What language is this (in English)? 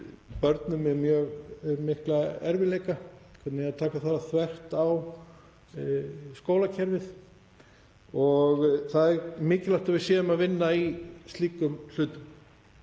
Icelandic